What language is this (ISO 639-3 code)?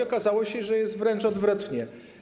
pol